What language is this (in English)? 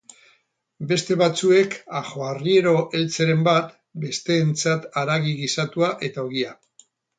Basque